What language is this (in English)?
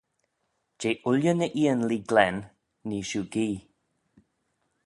Manx